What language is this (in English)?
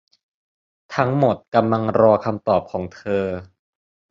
Thai